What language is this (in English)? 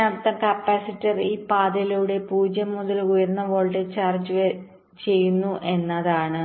Malayalam